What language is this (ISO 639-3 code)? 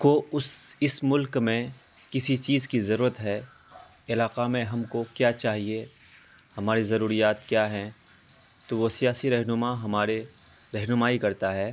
urd